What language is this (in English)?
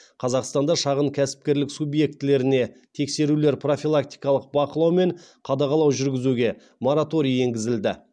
Kazakh